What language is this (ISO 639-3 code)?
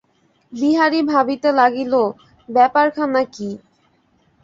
ben